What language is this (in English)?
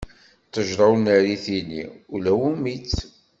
Kabyle